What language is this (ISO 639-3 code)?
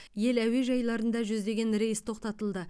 kaz